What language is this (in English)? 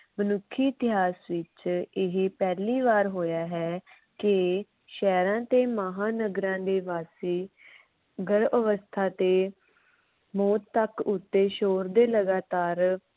Punjabi